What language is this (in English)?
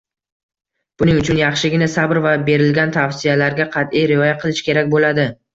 Uzbek